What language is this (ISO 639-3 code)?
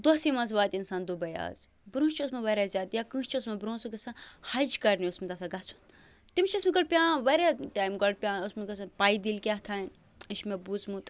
kas